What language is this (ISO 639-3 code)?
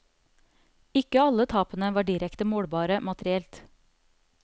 nor